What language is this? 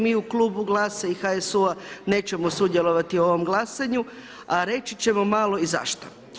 Croatian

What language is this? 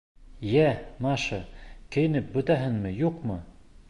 Bashkir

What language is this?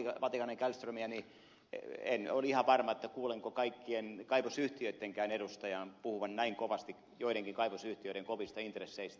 Finnish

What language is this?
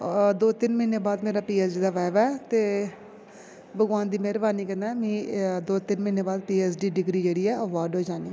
Dogri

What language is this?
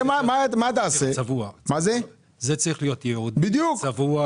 Hebrew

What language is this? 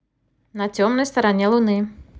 Russian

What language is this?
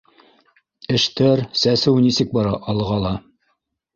Bashkir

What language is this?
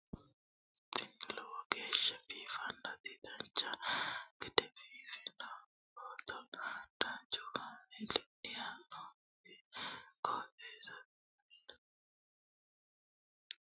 Sidamo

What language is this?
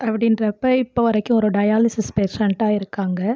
Tamil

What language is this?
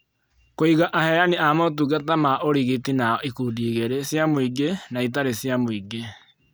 Kikuyu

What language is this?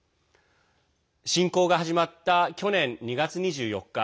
Japanese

